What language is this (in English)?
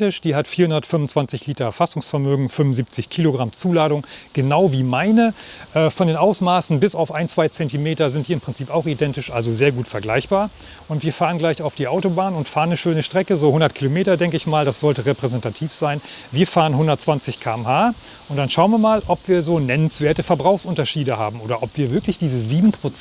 German